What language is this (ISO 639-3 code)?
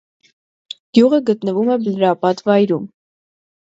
hye